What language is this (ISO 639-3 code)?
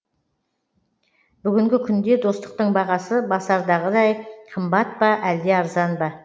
kaz